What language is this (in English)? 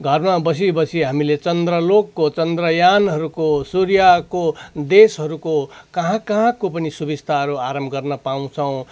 Nepali